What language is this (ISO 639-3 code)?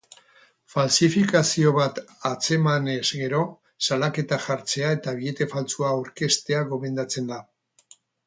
eus